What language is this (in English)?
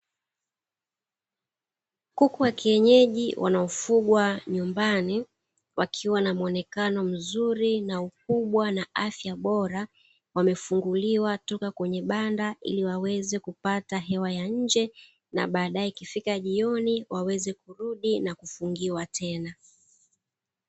Swahili